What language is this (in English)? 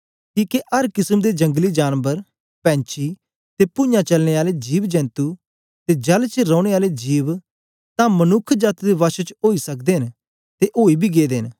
Dogri